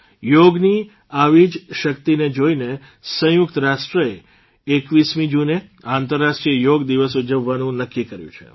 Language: Gujarati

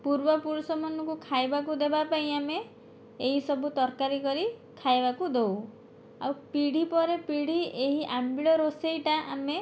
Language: Odia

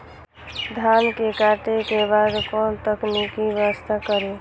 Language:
Maithili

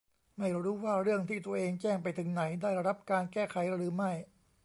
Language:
Thai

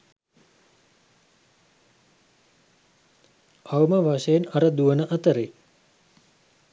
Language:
Sinhala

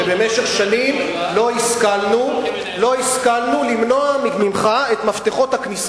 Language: Hebrew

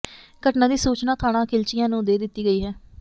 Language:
Punjabi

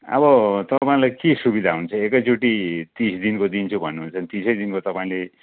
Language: Nepali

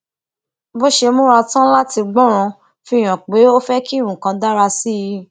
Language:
Yoruba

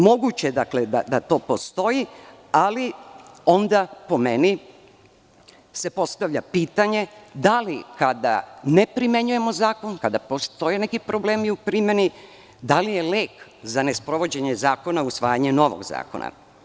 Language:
Serbian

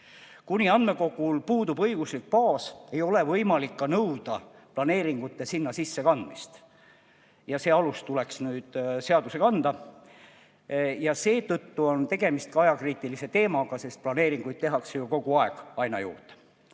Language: Estonian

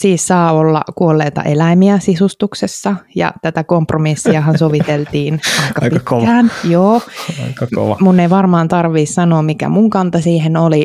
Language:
Finnish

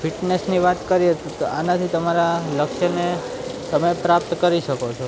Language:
Gujarati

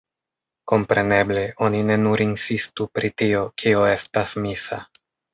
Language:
Esperanto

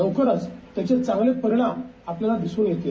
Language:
Marathi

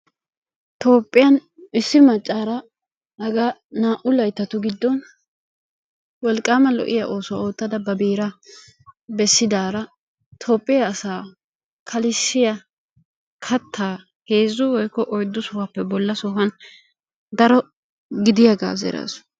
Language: Wolaytta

